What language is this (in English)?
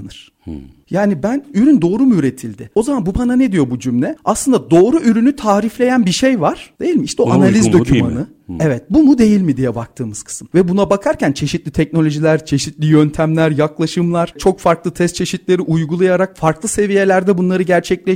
Turkish